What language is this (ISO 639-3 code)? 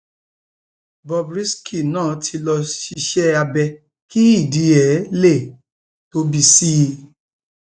yor